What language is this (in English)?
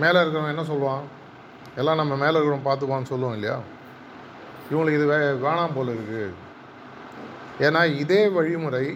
Tamil